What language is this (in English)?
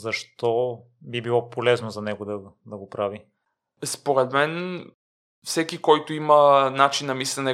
Bulgarian